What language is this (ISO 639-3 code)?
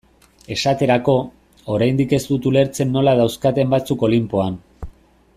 eus